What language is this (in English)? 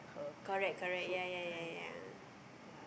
English